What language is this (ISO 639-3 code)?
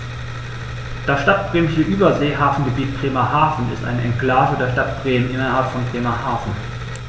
deu